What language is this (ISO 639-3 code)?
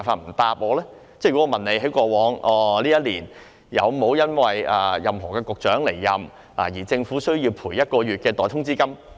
yue